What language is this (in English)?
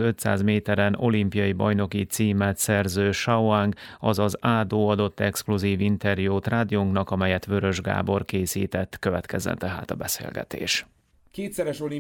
Hungarian